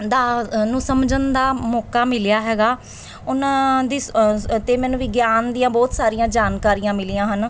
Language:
Punjabi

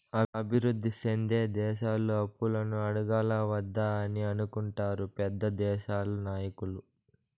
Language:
Telugu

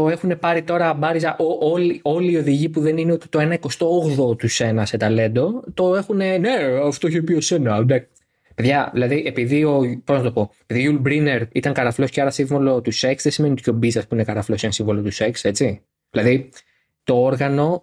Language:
Greek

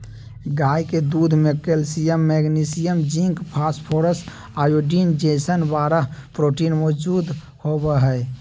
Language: Magahi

